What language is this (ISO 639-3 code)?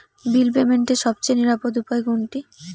ben